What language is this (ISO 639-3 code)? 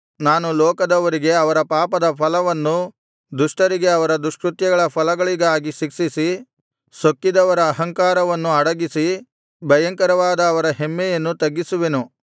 kan